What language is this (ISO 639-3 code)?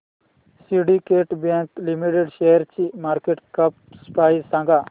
mar